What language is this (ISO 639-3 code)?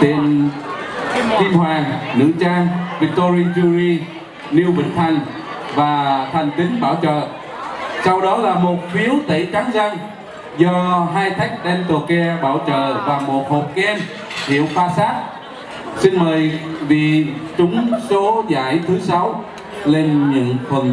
vie